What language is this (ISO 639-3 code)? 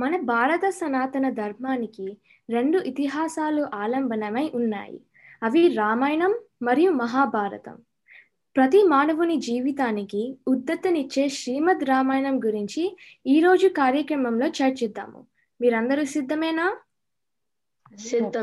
tel